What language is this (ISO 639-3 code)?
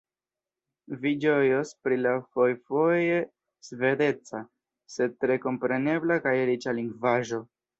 epo